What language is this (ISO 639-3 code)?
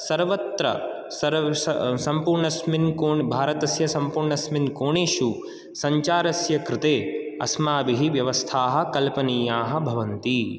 san